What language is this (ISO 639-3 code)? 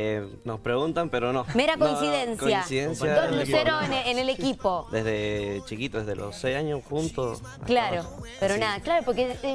spa